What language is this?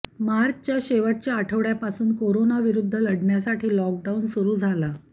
Marathi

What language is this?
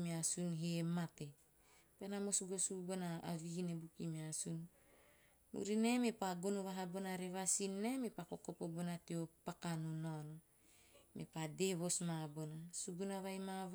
Teop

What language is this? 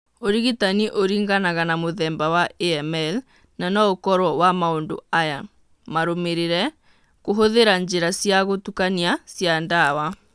Kikuyu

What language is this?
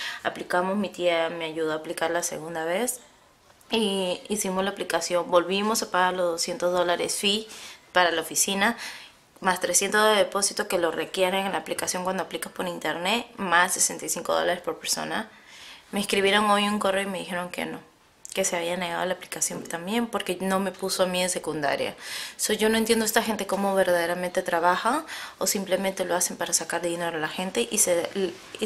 Spanish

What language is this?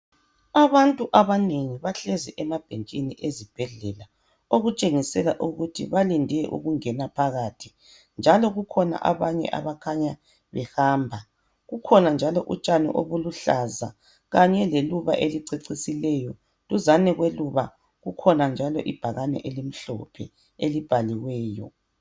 North Ndebele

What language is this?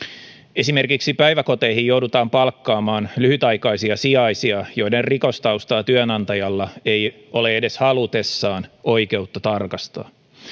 Finnish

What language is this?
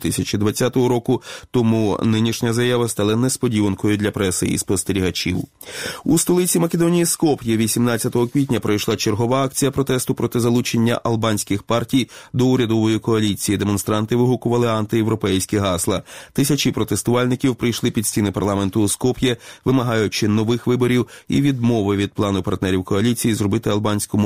Ukrainian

